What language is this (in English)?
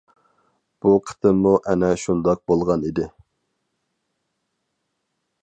Uyghur